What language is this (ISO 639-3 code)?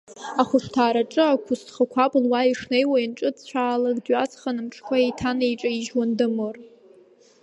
abk